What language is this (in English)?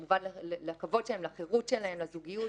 Hebrew